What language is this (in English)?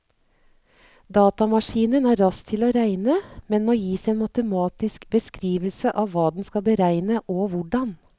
Norwegian